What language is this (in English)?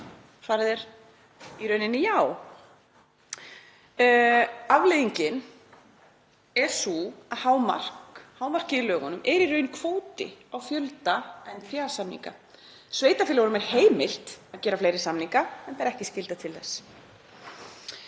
Icelandic